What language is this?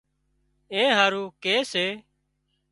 Wadiyara Koli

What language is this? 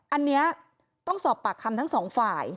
Thai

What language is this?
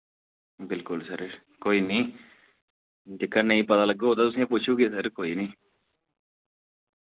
Dogri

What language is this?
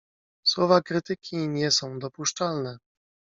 Polish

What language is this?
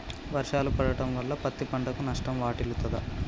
Telugu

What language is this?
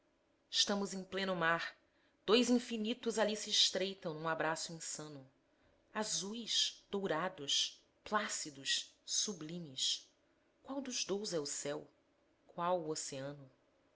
Portuguese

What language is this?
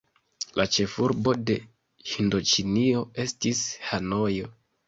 Esperanto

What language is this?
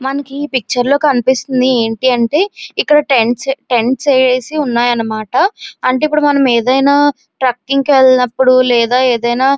Telugu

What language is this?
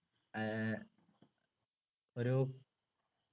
Malayalam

